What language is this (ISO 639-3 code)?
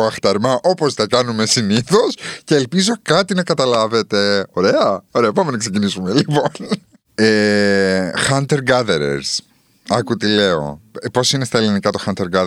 ell